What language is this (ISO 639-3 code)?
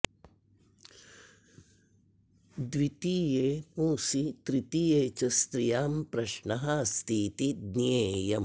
san